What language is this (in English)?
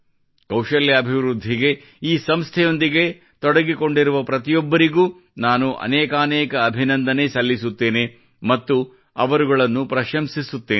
Kannada